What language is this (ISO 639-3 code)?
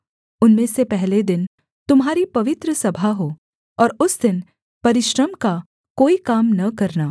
hin